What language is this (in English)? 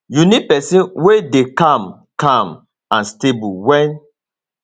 Nigerian Pidgin